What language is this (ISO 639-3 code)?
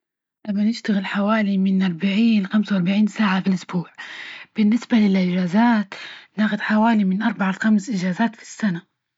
ayl